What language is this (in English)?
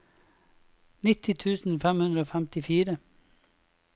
Norwegian